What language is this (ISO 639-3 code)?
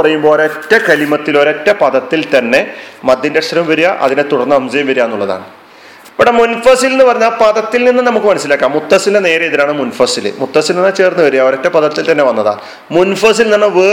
mal